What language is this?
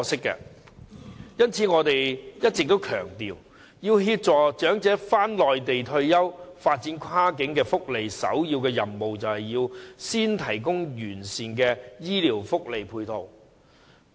Cantonese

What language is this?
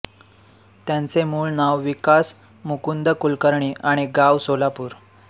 Marathi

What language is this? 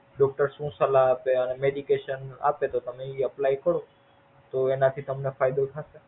Gujarati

